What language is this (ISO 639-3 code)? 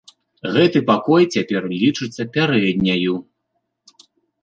bel